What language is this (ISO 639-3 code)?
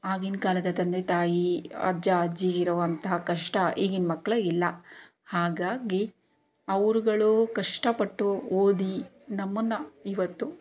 kan